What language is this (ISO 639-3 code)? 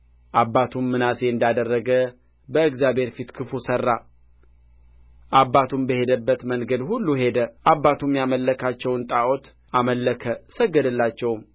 amh